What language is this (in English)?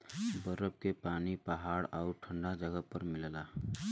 Bhojpuri